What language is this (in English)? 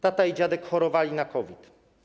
Polish